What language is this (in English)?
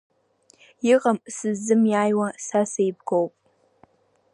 Abkhazian